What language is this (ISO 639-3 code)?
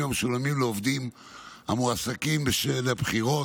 heb